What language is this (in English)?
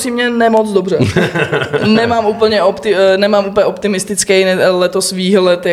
Czech